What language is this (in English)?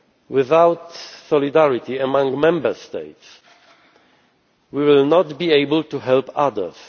English